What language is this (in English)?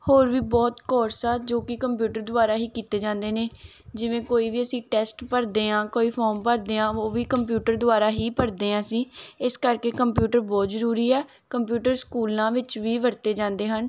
Punjabi